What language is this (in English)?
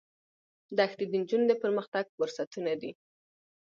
Pashto